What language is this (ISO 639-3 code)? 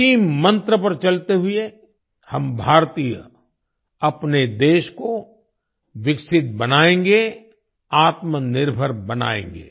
hin